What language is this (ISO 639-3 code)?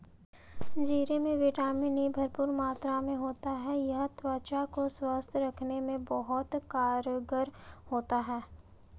hin